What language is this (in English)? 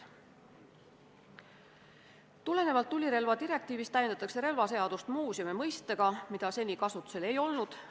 Estonian